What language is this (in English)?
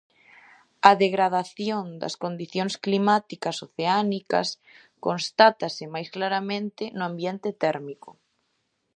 Galician